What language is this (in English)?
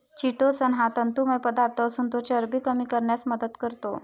Marathi